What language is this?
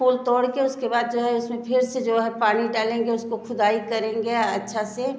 Hindi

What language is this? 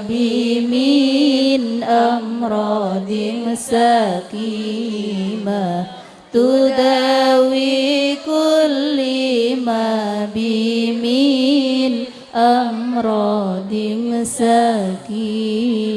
Indonesian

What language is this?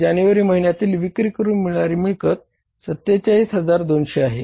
Marathi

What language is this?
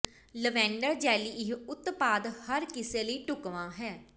Punjabi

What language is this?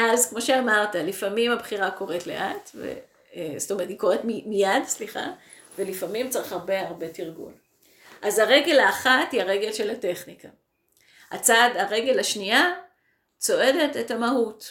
Hebrew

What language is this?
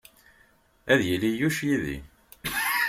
Kabyle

